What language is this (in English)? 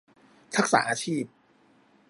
Thai